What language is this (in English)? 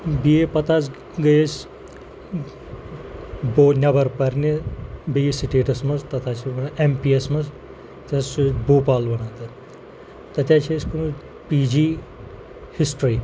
Kashmiri